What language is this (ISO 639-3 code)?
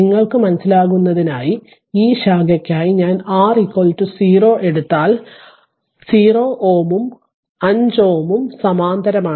mal